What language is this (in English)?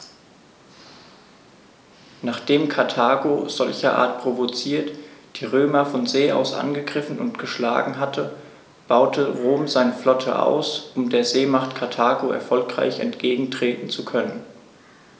German